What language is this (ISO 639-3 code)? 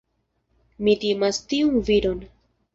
epo